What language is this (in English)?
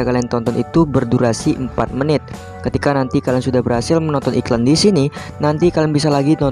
Indonesian